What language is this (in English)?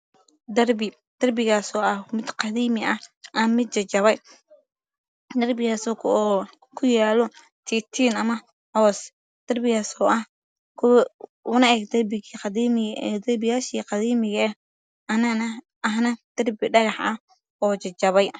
Somali